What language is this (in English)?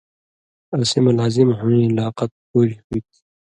Indus Kohistani